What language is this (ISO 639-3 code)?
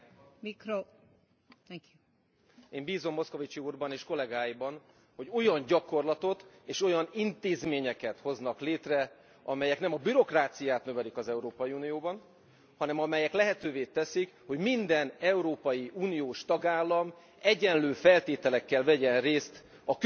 hun